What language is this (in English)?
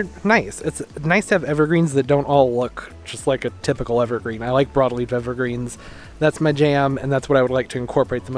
English